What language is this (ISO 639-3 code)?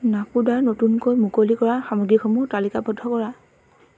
asm